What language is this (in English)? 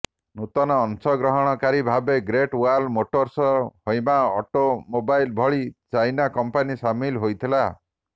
Odia